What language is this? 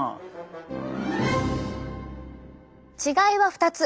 Japanese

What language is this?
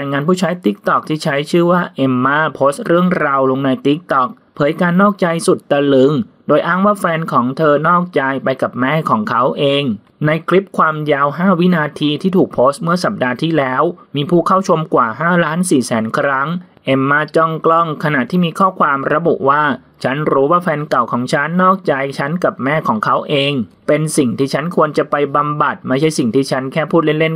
Thai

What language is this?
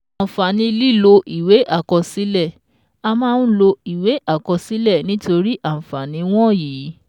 Yoruba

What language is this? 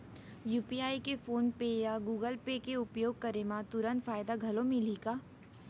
Chhattisgarhi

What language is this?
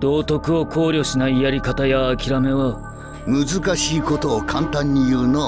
Japanese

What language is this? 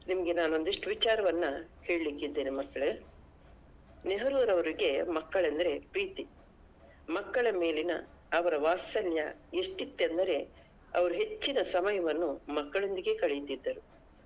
Kannada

